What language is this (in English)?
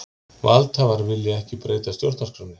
Icelandic